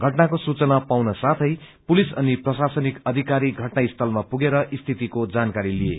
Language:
Nepali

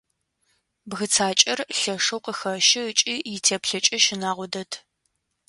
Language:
Adyghe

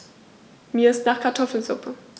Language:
German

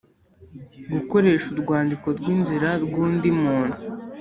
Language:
Kinyarwanda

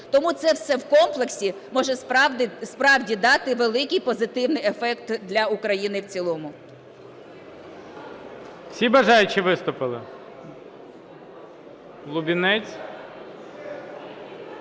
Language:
Ukrainian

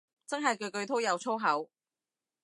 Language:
Cantonese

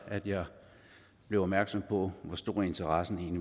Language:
Danish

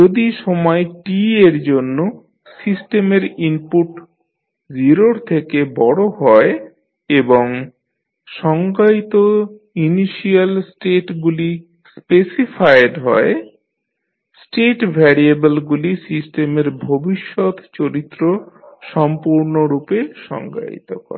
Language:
Bangla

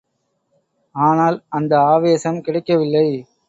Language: Tamil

